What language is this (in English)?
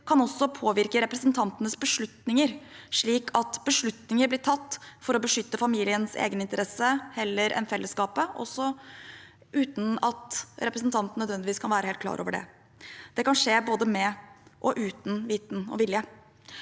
Norwegian